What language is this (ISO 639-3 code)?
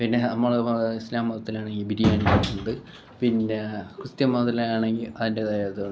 mal